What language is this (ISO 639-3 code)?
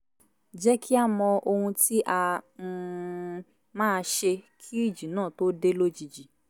yor